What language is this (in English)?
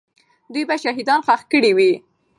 Pashto